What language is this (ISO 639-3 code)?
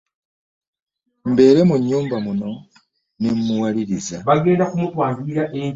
lug